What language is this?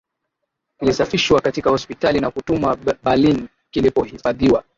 Swahili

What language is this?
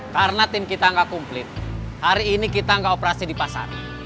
Indonesian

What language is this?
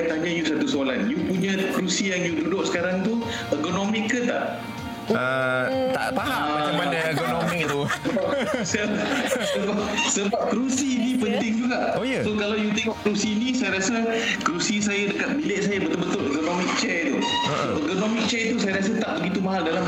Malay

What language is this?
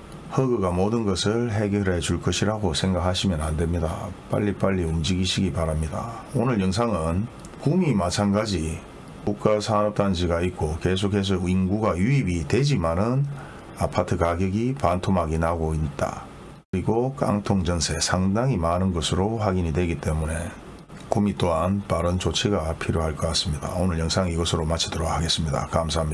Korean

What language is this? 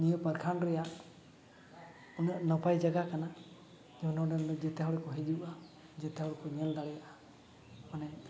Santali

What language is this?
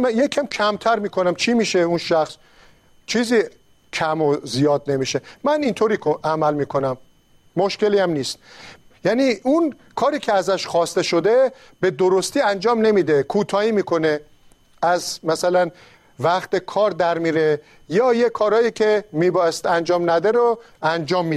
Persian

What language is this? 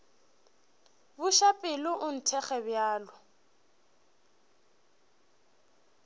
Northern Sotho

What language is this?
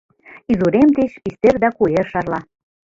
Mari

